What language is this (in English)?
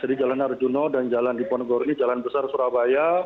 Indonesian